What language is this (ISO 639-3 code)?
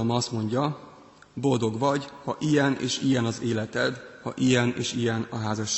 hun